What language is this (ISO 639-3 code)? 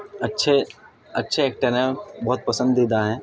urd